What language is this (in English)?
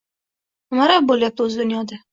Uzbek